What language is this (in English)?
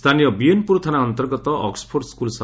Odia